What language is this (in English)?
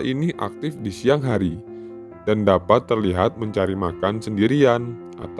Indonesian